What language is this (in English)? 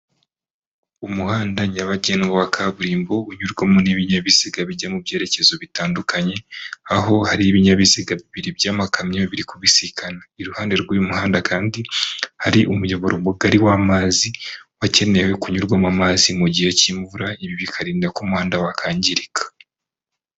Kinyarwanda